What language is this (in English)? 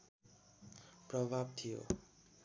Nepali